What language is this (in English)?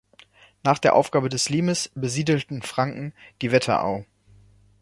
German